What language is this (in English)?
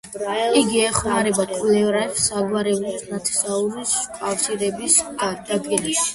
Georgian